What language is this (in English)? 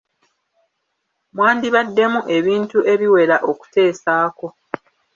Ganda